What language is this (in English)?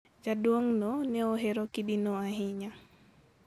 Luo (Kenya and Tanzania)